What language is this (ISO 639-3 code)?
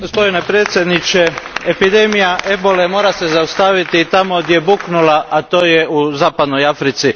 hrv